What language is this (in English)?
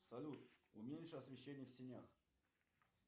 Russian